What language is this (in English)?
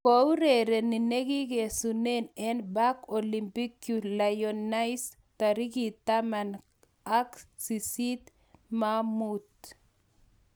Kalenjin